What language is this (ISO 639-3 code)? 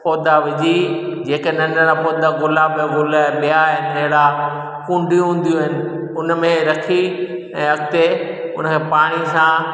snd